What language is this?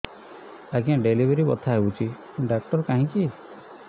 Odia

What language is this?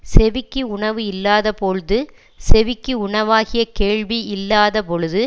Tamil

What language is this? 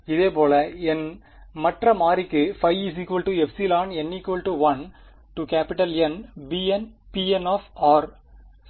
Tamil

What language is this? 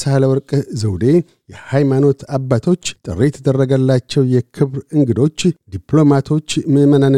Amharic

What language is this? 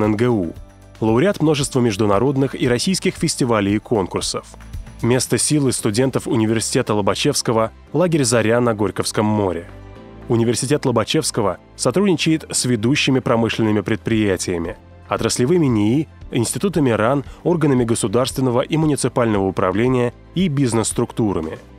Russian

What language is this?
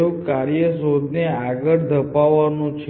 Gujarati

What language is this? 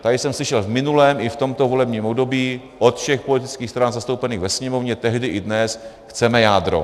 Czech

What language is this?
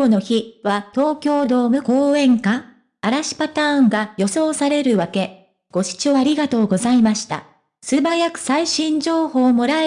Japanese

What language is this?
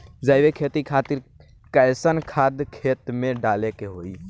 Bhojpuri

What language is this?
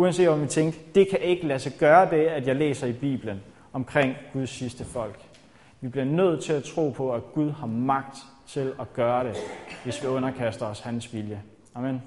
Danish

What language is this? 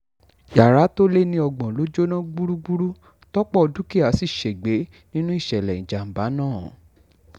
Yoruba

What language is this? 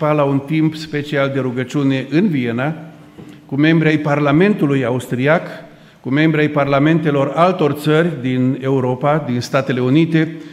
Romanian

